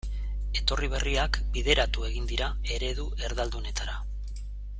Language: Basque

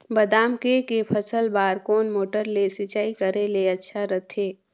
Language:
Chhattisgarhi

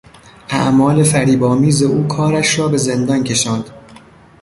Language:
Persian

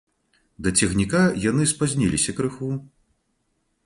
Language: Belarusian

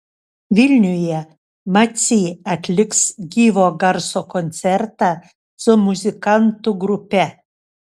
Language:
Lithuanian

